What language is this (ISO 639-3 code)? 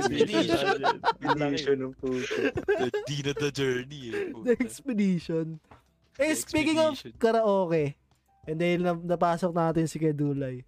fil